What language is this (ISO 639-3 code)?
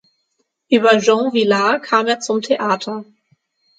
deu